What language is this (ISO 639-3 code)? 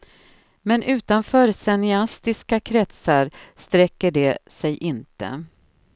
swe